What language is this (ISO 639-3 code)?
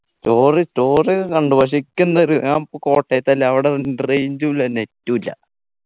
mal